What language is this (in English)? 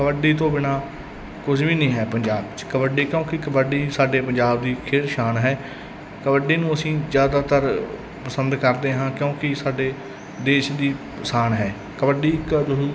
Punjabi